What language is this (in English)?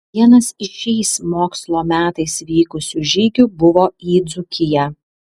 Lithuanian